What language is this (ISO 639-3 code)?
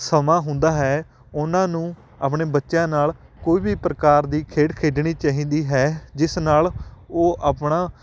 pan